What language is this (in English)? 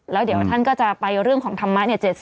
Thai